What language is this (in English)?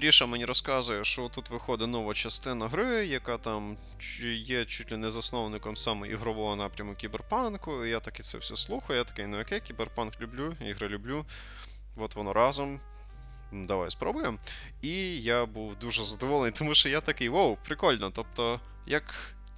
Ukrainian